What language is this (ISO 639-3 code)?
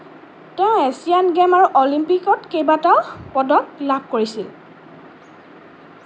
asm